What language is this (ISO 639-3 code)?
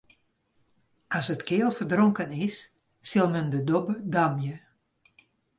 fry